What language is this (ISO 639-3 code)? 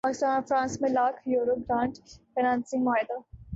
urd